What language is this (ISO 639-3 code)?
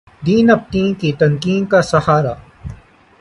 urd